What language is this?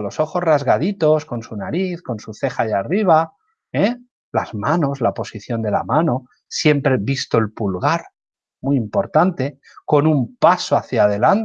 Spanish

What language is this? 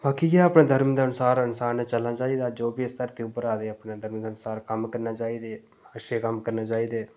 Dogri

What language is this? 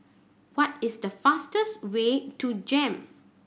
English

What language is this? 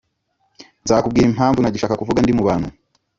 Kinyarwanda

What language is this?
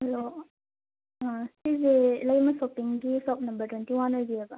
Manipuri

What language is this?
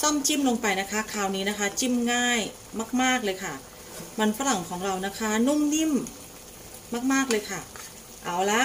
Thai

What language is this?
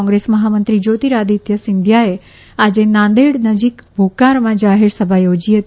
Gujarati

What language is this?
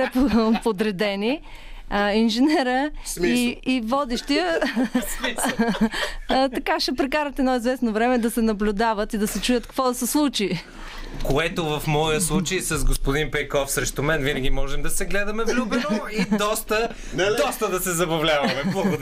Bulgarian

